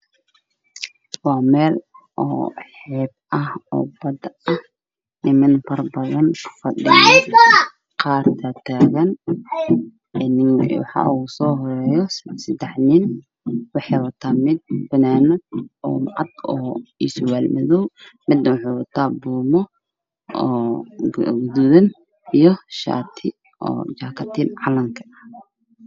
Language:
Somali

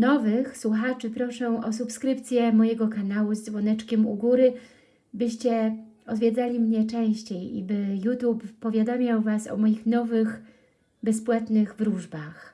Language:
Polish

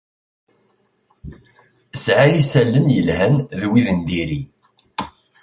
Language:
Kabyle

